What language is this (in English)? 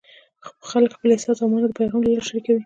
Pashto